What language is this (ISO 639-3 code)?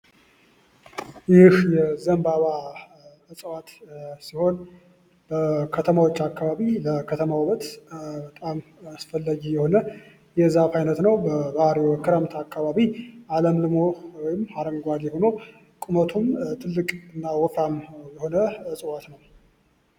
amh